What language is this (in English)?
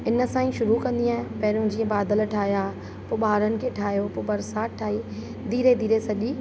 Sindhi